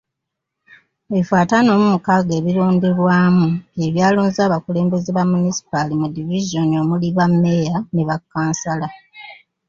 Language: Ganda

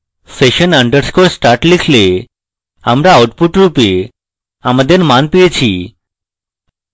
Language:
Bangla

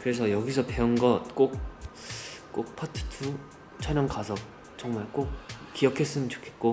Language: Korean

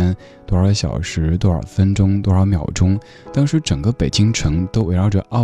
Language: Chinese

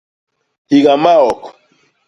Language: Basaa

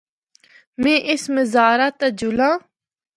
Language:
Northern Hindko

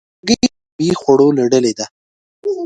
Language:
Pashto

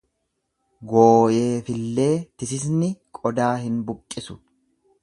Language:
Oromo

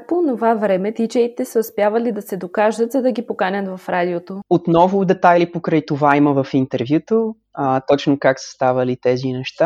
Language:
Bulgarian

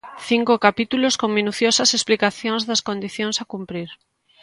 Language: Galician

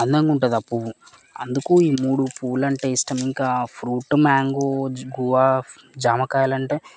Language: Telugu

